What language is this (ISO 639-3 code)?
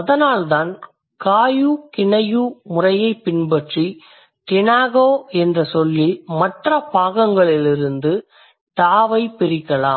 tam